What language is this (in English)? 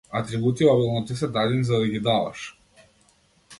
Macedonian